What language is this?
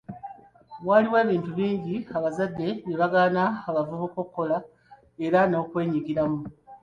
Ganda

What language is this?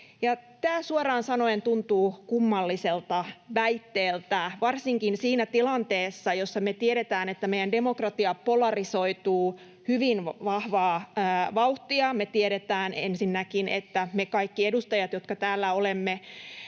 Finnish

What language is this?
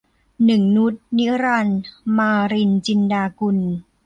Thai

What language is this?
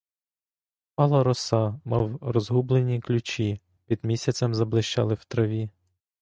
Ukrainian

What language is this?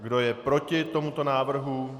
Czech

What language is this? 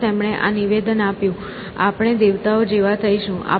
Gujarati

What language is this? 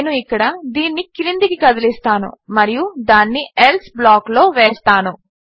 Telugu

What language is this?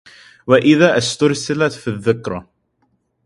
Arabic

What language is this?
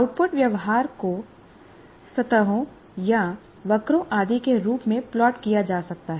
Hindi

